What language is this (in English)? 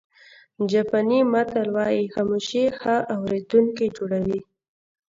Pashto